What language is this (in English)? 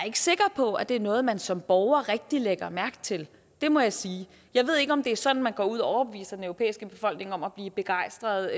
Danish